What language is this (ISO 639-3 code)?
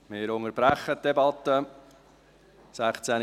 gsw